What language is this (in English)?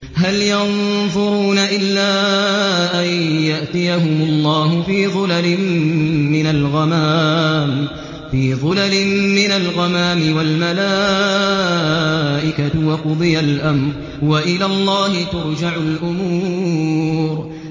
Arabic